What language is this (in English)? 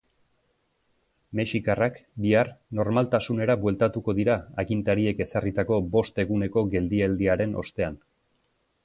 Basque